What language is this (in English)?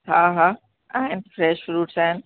Sindhi